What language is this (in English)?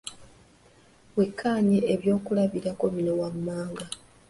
Ganda